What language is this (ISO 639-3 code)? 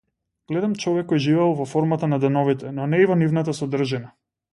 mkd